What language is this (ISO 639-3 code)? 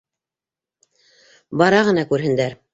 bak